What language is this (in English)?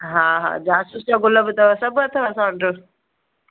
Sindhi